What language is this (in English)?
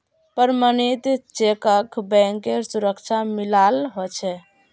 Magahi